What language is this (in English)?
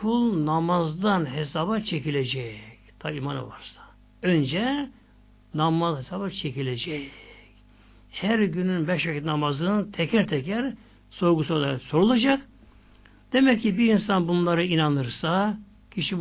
Turkish